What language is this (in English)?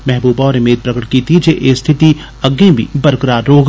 Dogri